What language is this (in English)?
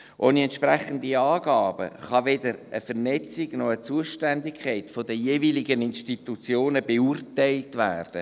Swiss German